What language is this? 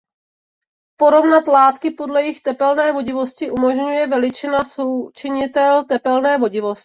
Czech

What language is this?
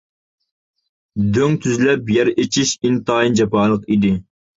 Uyghur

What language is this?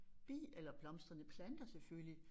Danish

